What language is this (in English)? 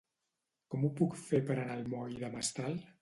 Catalan